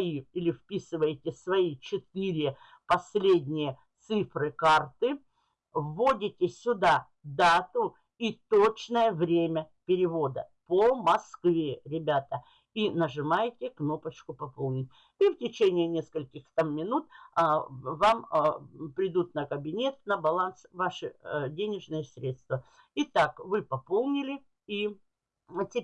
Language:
Russian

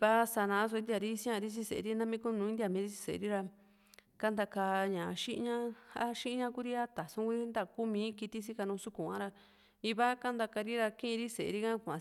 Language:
Juxtlahuaca Mixtec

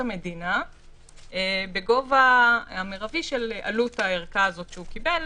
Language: Hebrew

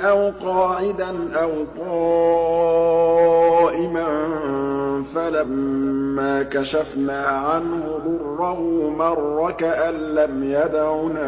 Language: Arabic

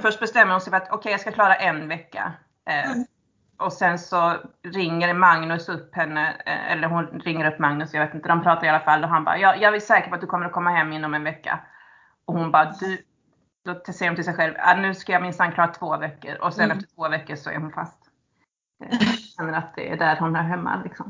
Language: Swedish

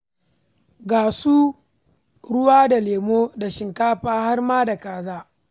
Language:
Hausa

